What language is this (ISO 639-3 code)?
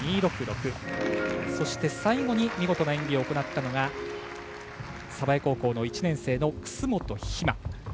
jpn